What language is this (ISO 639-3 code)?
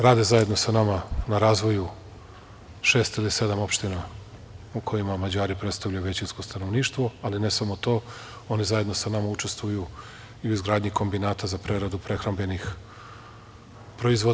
srp